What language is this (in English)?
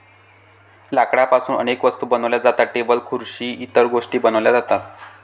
Marathi